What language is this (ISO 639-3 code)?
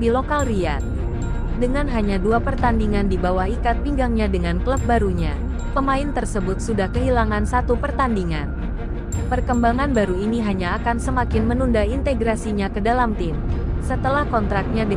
ind